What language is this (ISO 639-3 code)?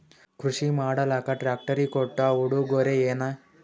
kan